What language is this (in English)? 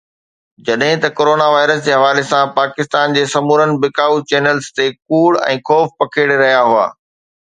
Sindhi